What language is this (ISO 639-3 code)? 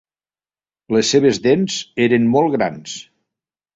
cat